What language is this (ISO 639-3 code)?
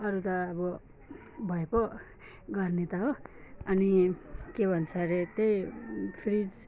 nep